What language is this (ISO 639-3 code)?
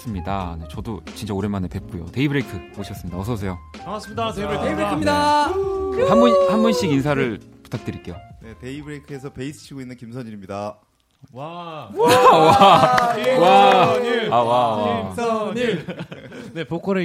kor